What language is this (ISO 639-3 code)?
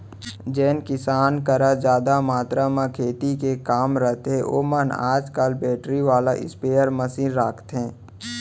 hne